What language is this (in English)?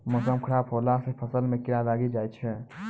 Maithili